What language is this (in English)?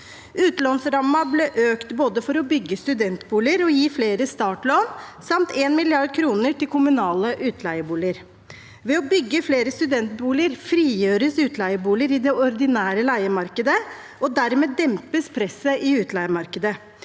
Norwegian